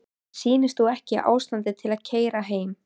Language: Icelandic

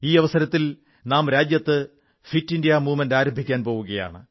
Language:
Malayalam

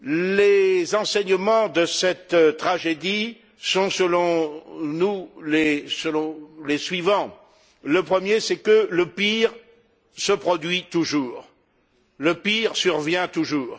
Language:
French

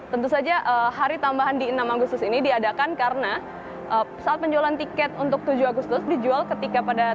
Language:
Indonesian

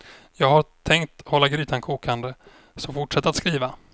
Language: Swedish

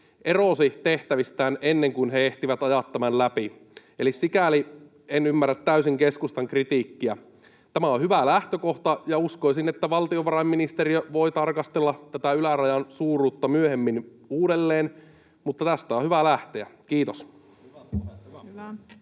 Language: Finnish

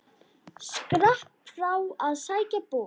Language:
Icelandic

